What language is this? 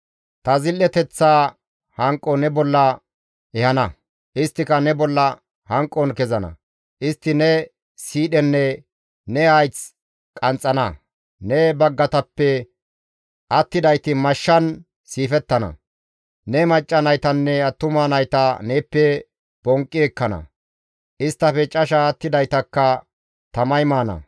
Gamo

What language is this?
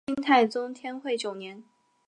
Chinese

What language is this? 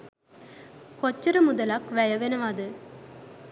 Sinhala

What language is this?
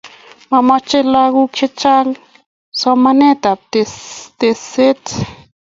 Kalenjin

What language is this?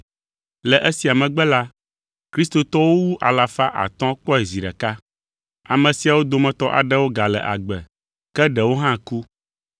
Ewe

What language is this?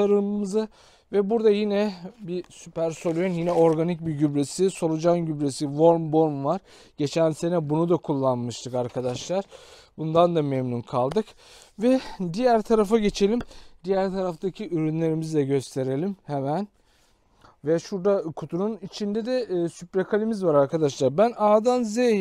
Turkish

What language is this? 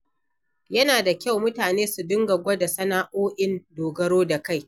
Hausa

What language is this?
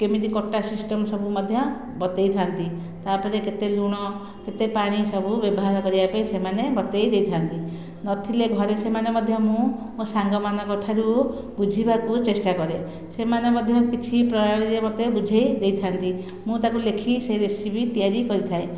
Odia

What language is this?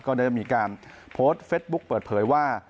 Thai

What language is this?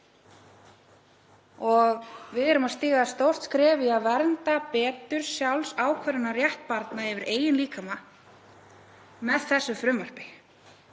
Icelandic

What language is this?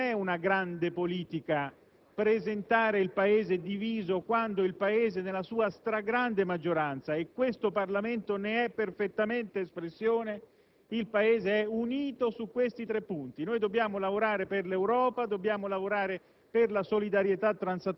Italian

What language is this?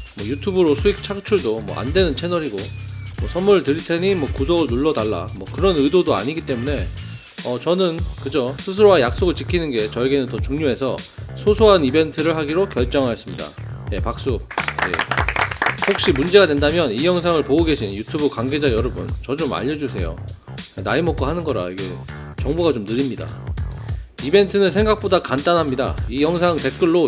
Korean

